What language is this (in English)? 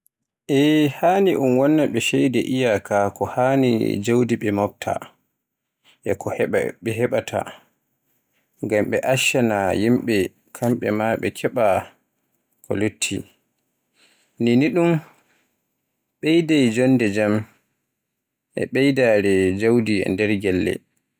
Borgu Fulfulde